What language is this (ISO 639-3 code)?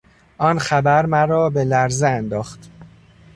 fas